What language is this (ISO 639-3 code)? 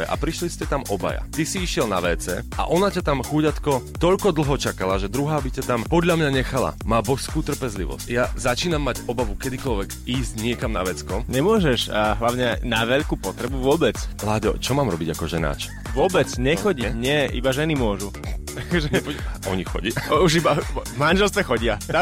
slk